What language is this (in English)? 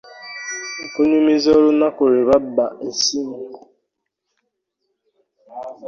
Ganda